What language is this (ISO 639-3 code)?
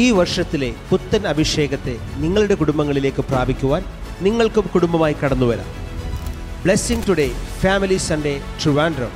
mal